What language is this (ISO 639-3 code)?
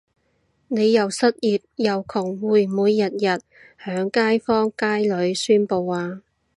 yue